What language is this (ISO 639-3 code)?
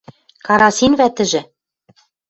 mrj